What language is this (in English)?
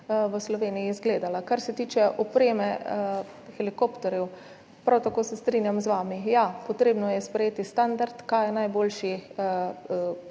Slovenian